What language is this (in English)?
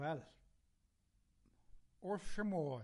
Welsh